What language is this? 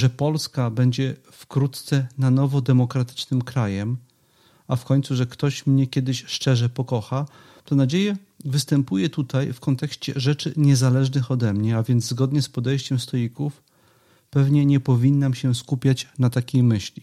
Polish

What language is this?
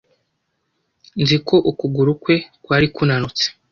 Kinyarwanda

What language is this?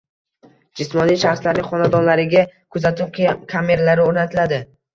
Uzbek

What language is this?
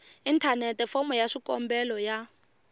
Tsonga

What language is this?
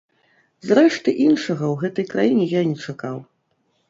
Belarusian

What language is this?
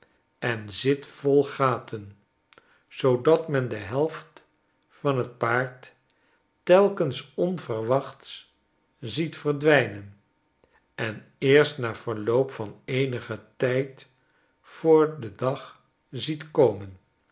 Dutch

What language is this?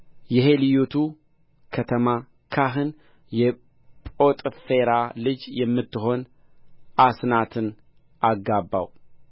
Amharic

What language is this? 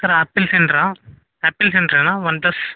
Telugu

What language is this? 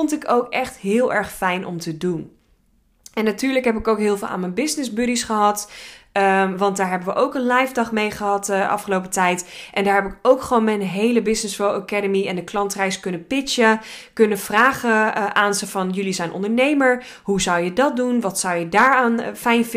Dutch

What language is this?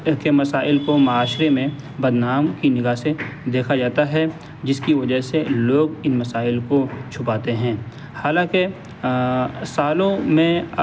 Urdu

